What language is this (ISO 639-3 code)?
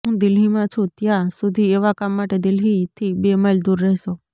guj